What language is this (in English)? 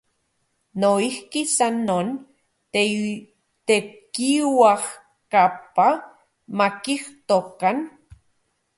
Central Puebla Nahuatl